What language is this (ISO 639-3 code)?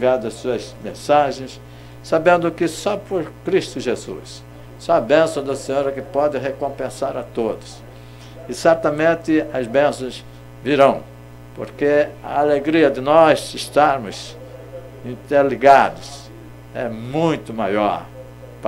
por